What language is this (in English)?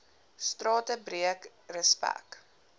Afrikaans